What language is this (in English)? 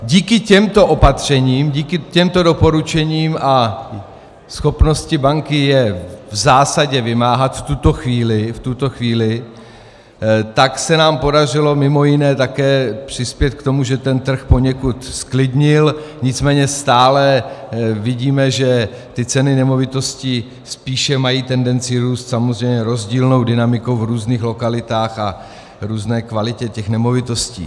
Czech